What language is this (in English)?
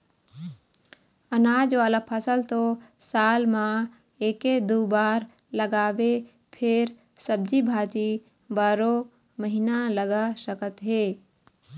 Chhattisgarhi